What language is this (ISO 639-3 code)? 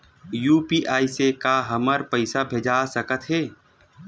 hne